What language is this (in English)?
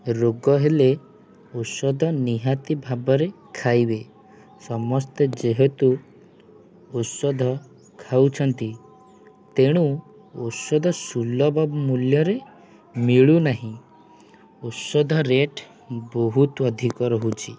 Odia